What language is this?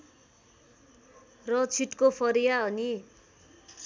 Nepali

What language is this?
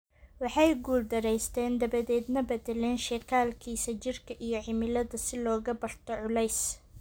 Somali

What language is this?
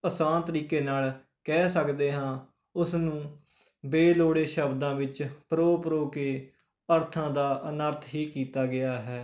Punjabi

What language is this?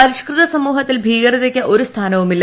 Malayalam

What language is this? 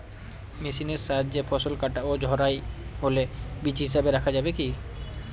Bangla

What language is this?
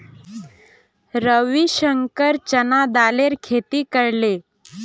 Magahi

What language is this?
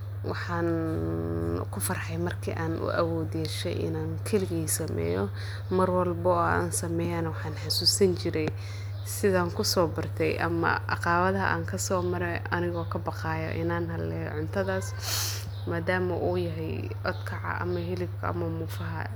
Somali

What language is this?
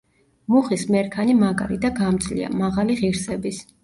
Georgian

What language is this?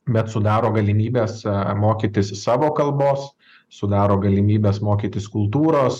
Lithuanian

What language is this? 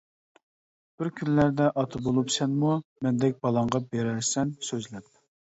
Uyghur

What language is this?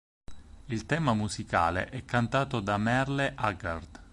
Italian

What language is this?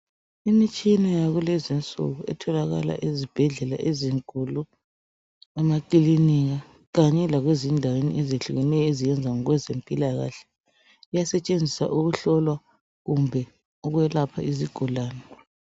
North Ndebele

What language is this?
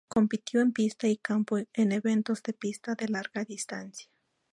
Spanish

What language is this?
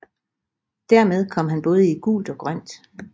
Danish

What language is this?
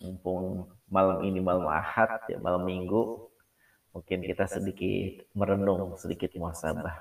Indonesian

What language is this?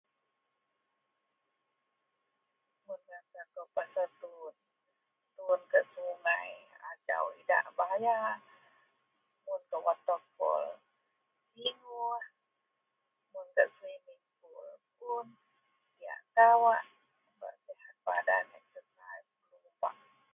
Central Melanau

